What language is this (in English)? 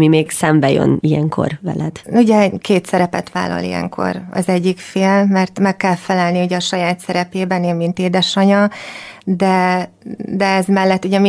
Hungarian